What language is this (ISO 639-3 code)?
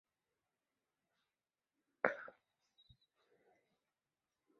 zho